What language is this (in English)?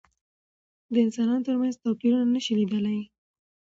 Pashto